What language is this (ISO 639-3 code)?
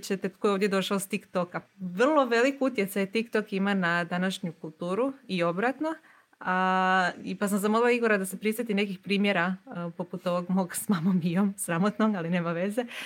hrv